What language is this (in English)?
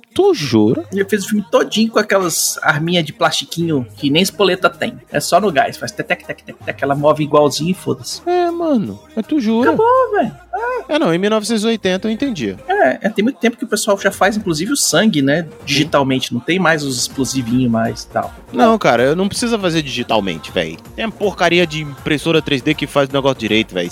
Portuguese